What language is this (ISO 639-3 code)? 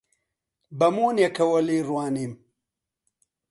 ckb